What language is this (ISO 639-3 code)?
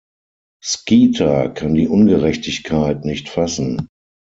deu